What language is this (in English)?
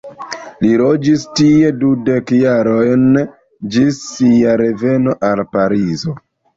Esperanto